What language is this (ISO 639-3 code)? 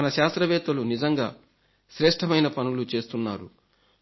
tel